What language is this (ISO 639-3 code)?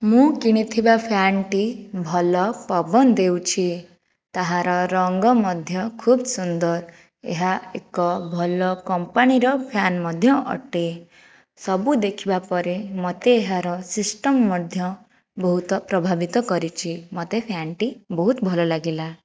ori